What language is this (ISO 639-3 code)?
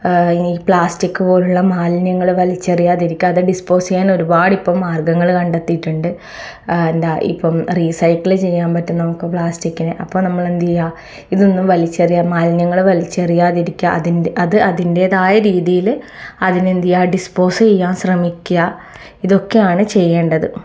mal